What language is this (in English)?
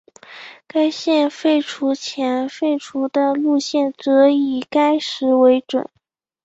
Chinese